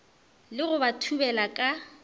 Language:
Northern Sotho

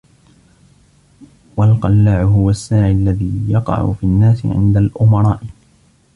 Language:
Arabic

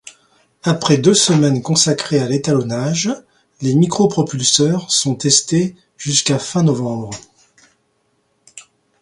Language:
French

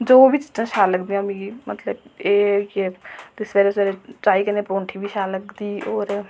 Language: Dogri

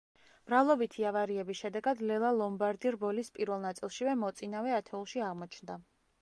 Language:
Georgian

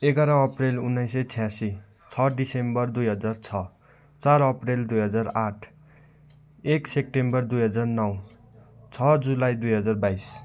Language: Nepali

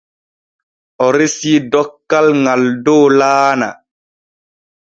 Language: Borgu Fulfulde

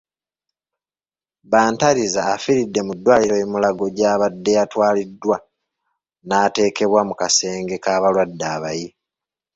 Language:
Ganda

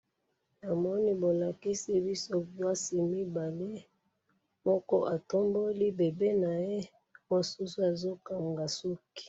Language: Lingala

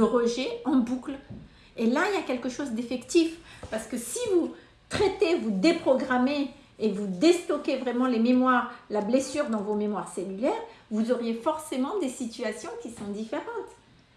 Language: French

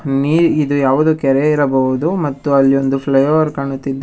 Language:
Kannada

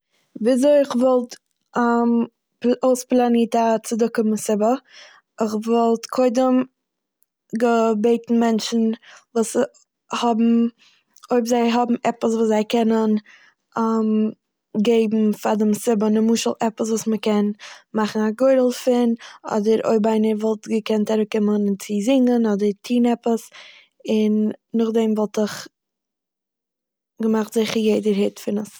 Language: Yiddish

